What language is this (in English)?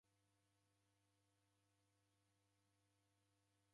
Taita